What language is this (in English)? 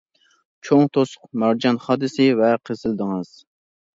Uyghur